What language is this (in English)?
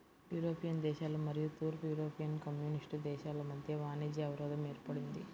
Telugu